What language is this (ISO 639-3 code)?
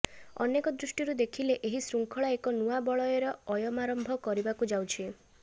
ori